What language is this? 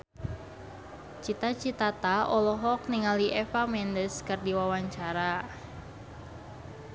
Sundanese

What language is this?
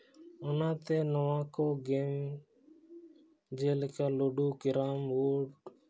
Santali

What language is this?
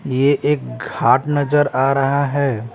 Hindi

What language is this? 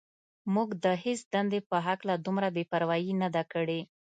Pashto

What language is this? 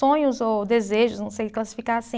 Portuguese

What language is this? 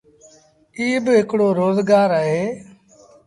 Sindhi Bhil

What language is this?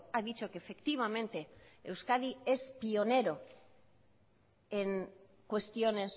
Spanish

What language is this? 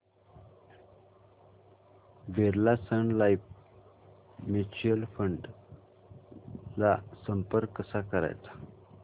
Marathi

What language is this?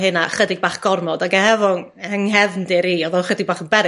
Welsh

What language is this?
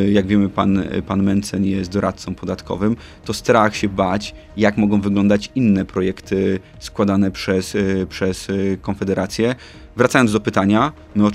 Polish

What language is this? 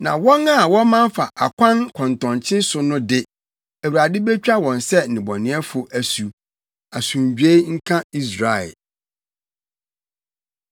Akan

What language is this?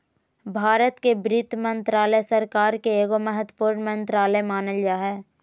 Magahi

